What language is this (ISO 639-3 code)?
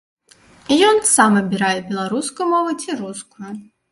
bel